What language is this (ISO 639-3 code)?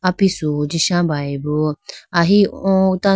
clk